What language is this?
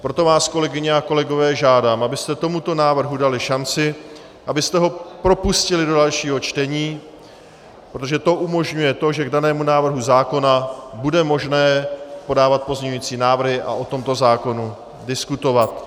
Czech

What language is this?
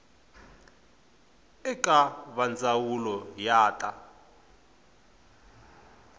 Tsonga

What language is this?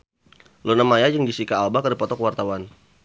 Sundanese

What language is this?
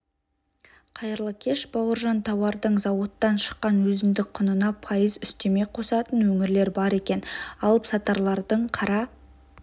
Kazakh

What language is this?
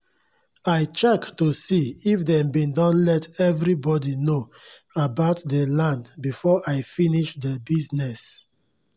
Nigerian Pidgin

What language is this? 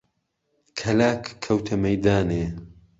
Central Kurdish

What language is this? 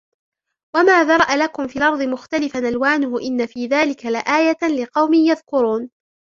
Arabic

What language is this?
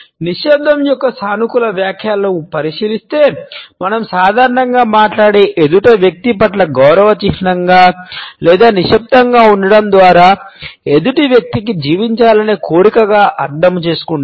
Telugu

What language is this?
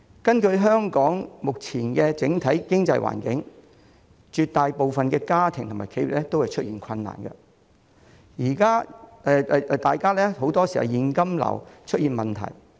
Cantonese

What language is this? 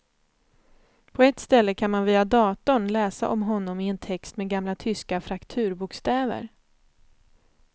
Swedish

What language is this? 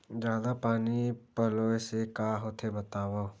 Chhattisgarhi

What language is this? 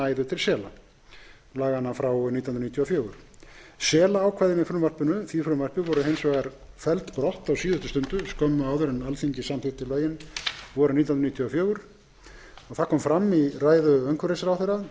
Icelandic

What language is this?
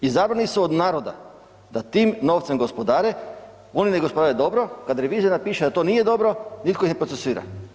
Croatian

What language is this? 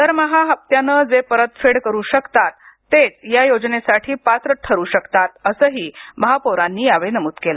Marathi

